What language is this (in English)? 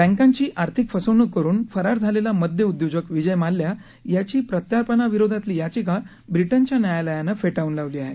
Marathi